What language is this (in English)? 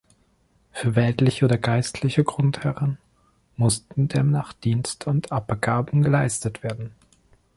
German